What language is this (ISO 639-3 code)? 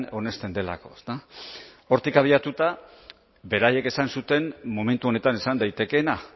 eus